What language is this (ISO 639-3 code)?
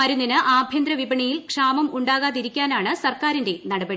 mal